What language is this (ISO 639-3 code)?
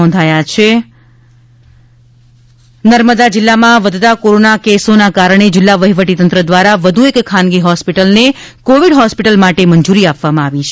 guj